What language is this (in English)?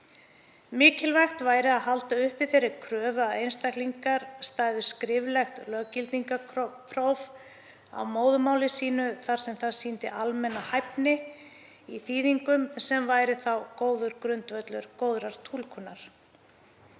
Icelandic